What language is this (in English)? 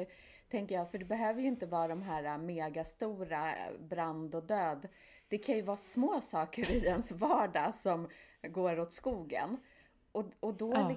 Swedish